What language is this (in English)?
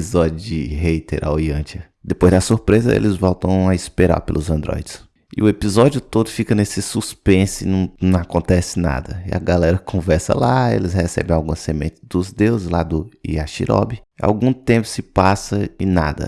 Portuguese